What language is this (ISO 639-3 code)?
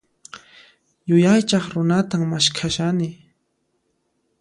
qxp